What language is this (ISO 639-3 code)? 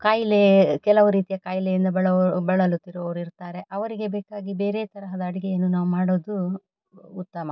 kan